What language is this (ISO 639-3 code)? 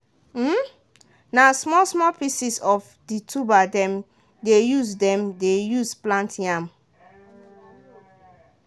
pcm